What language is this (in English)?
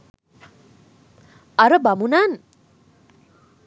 Sinhala